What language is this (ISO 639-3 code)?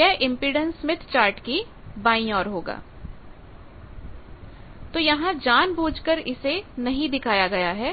hin